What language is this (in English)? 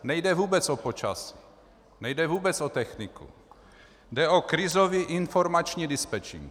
Czech